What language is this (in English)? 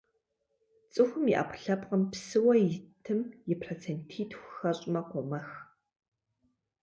Kabardian